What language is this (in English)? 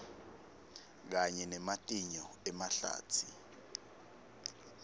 Swati